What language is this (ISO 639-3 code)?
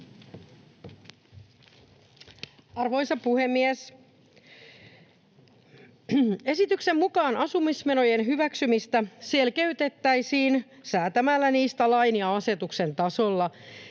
fin